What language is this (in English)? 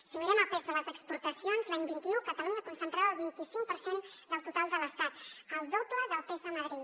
Catalan